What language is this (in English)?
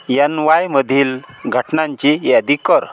Marathi